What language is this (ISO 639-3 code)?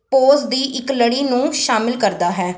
pan